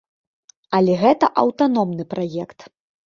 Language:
Belarusian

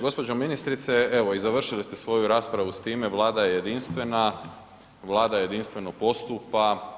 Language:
Croatian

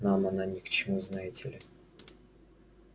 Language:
Russian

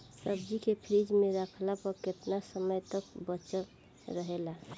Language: Bhojpuri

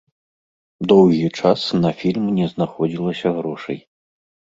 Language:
Belarusian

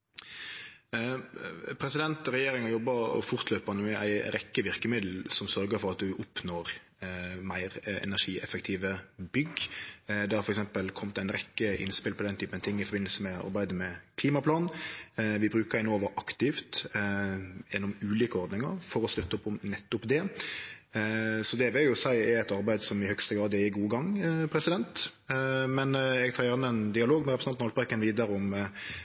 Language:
Norwegian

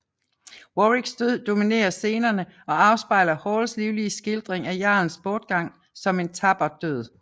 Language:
Danish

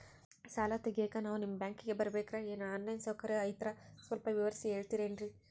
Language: Kannada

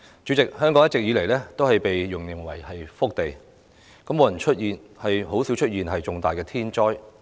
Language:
Cantonese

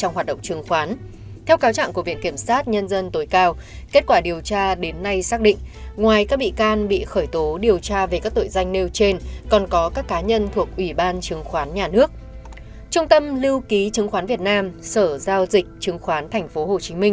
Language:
Vietnamese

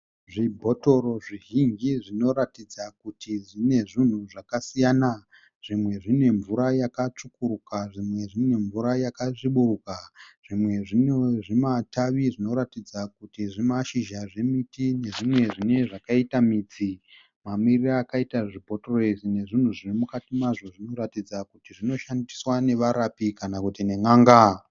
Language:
Shona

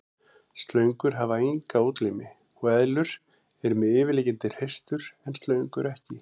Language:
Icelandic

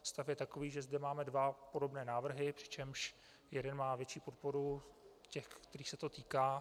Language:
Czech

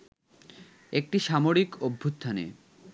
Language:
Bangla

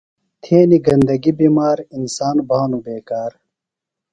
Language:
Phalura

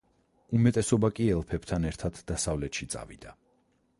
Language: Georgian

